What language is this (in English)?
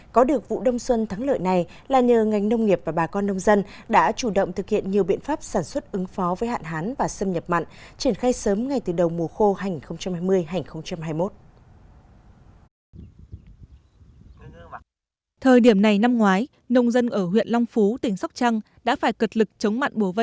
Vietnamese